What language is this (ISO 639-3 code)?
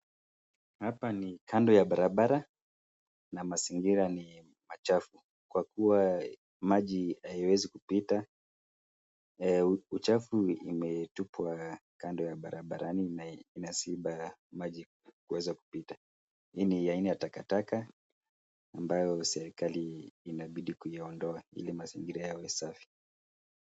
swa